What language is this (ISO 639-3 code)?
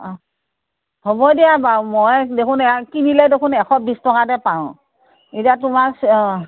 asm